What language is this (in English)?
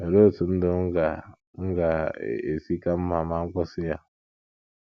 Igbo